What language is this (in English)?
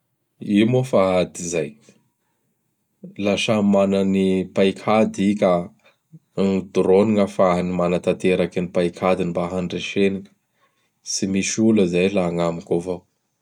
Bara Malagasy